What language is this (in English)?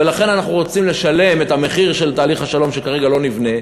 Hebrew